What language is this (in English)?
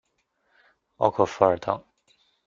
Chinese